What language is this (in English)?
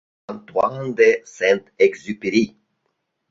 Mari